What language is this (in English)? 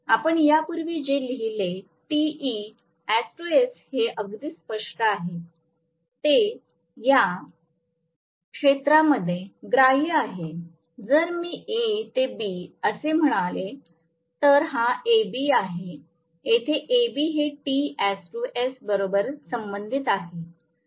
Marathi